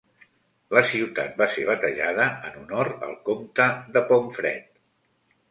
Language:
Catalan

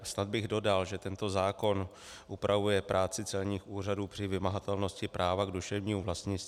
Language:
Czech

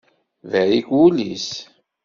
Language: Kabyle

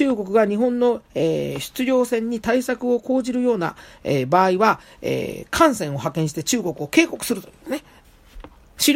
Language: Japanese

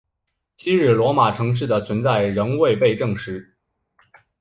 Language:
Chinese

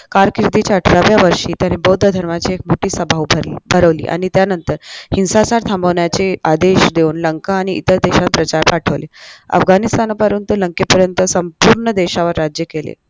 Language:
Marathi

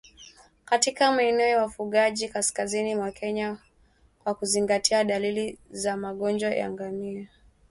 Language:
Swahili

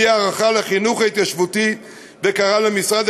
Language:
Hebrew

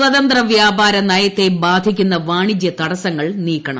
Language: Malayalam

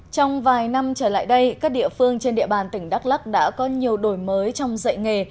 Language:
Vietnamese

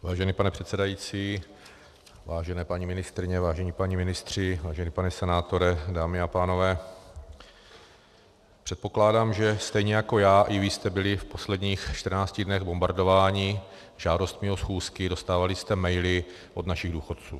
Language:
Czech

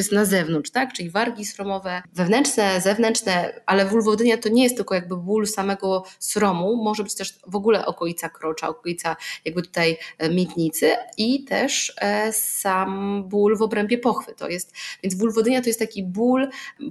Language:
Polish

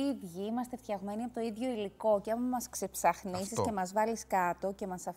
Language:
Greek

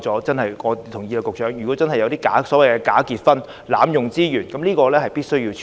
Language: Cantonese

